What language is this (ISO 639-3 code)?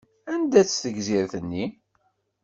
kab